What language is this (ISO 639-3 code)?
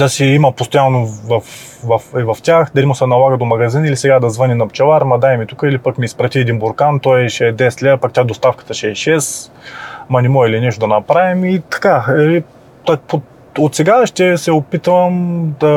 bul